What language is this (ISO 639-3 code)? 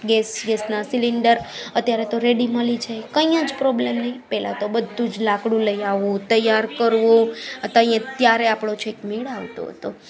guj